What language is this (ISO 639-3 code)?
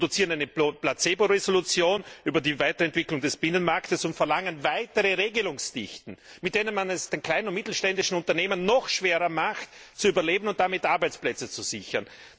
deu